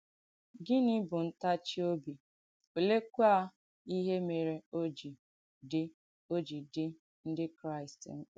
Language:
Igbo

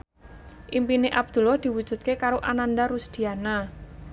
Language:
Javanese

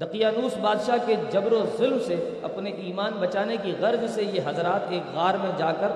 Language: Urdu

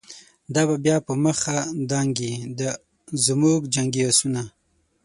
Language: Pashto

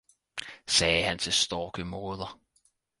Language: Danish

